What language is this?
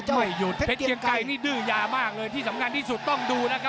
Thai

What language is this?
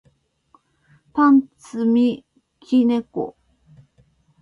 Japanese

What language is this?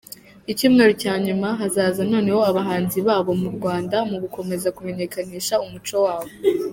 Kinyarwanda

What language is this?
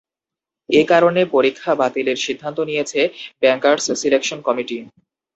Bangla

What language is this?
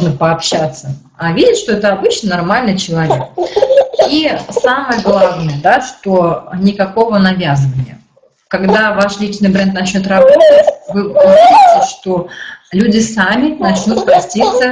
Russian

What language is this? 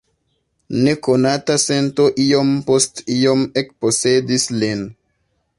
Esperanto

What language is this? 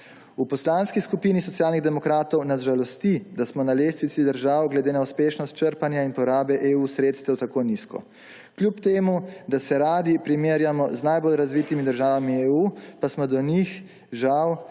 Slovenian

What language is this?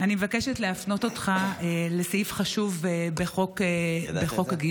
Hebrew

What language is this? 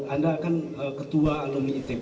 Indonesian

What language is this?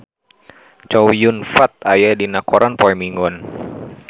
Sundanese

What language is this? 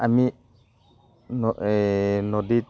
Assamese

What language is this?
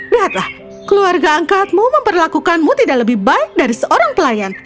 Indonesian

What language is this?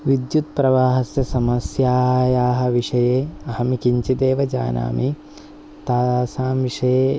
Sanskrit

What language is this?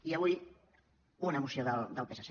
Catalan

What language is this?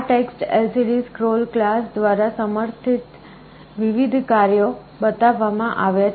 Gujarati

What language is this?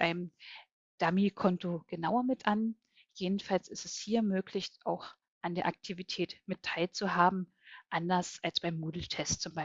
German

